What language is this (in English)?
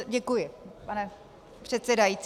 Czech